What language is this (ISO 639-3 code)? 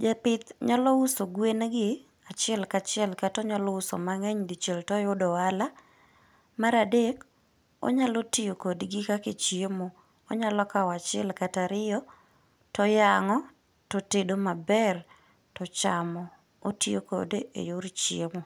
luo